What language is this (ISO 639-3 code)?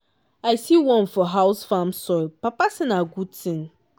pcm